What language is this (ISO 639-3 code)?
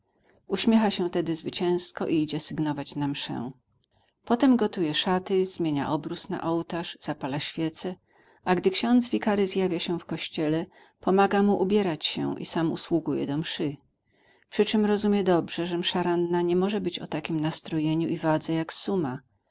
pol